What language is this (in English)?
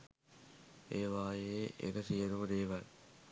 Sinhala